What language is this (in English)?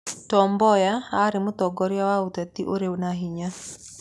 Kikuyu